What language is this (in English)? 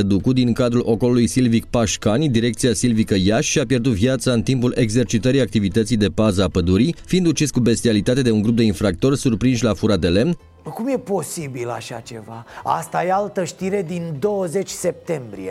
Romanian